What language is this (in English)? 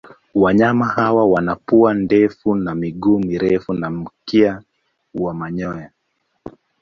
Swahili